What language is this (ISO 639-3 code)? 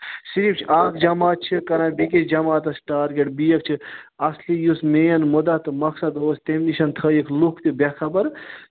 kas